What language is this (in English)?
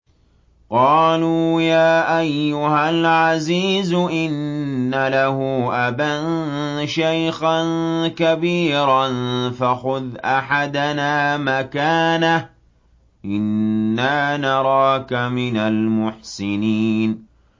Arabic